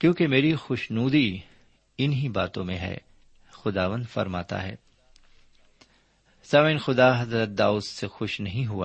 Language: Urdu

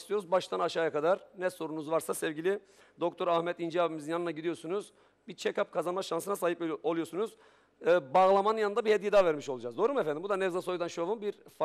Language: Turkish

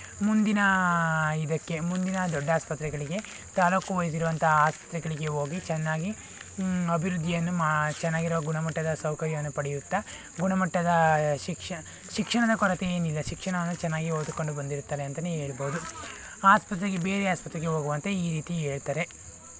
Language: Kannada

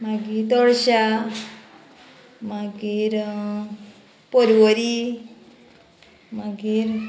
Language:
Konkani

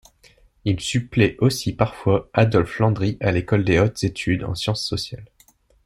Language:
French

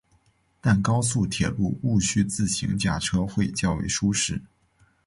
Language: Chinese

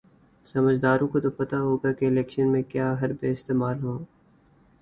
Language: Urdu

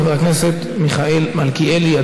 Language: Hebrew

